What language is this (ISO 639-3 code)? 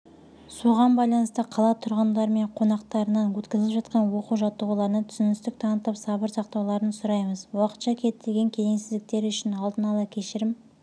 kaz